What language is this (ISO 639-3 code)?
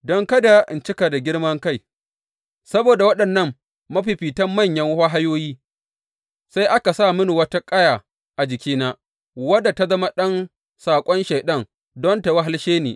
hau